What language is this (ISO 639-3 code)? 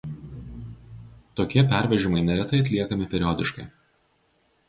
lit